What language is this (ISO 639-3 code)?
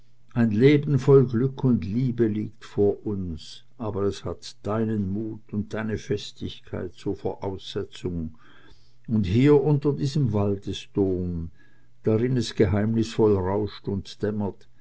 deu